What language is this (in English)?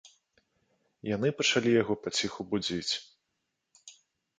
Belarusian